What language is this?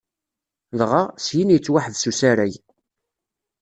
Kabyle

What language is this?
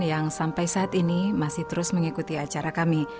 Indonesian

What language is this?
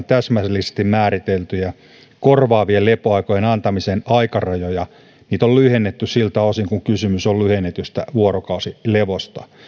Finnish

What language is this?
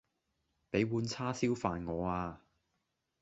Cantonese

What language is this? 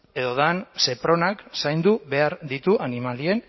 Basque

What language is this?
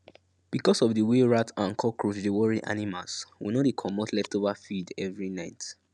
Nigerian Pidgin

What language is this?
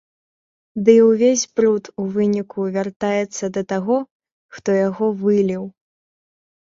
Belarusian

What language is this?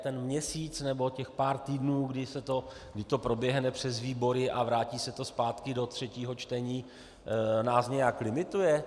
Czech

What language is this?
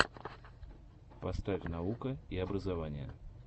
Russian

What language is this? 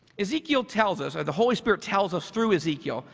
English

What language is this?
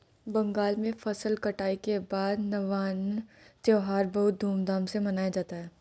Hindi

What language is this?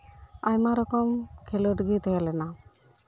Santali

